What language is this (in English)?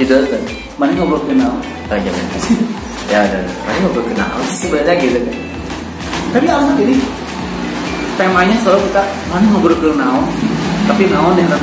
Indonesian